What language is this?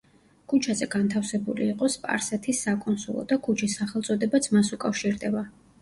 Georgian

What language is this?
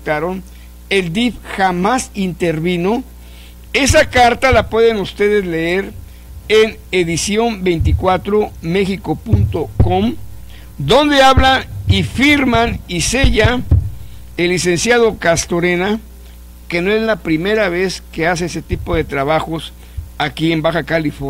Spanish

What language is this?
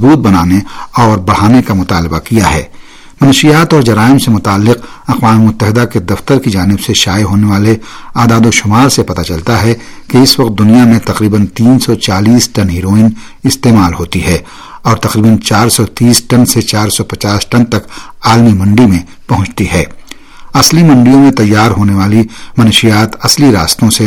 Urdu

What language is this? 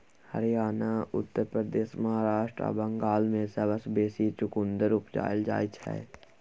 Maithili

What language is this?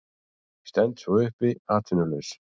Icelandic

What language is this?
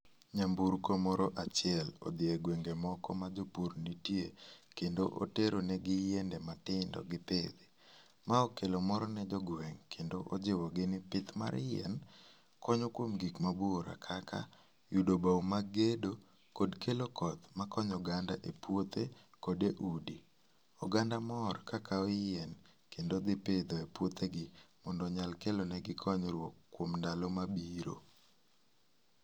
Luo (Kenya and Tanzania)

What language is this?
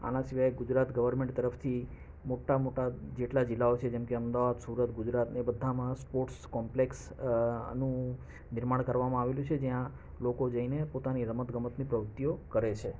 Gujarati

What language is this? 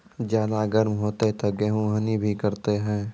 Maithili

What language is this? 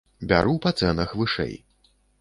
Belarusian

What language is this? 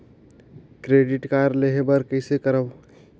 Chhattisgarhi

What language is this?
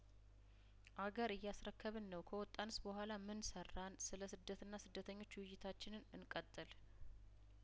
Amharic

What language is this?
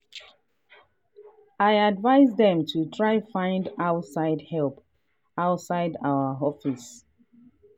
Nigerian Pidgin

